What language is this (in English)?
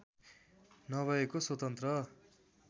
Nepali